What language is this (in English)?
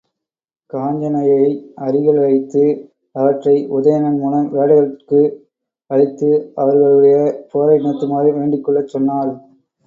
Tamil